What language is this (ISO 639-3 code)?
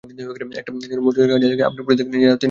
ben